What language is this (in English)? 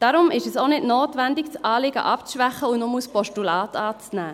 Swiss German